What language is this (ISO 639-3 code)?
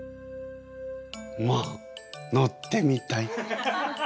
jpn